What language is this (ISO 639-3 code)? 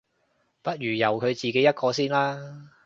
yue